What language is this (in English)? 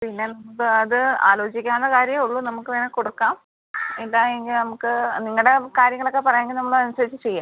Malayalam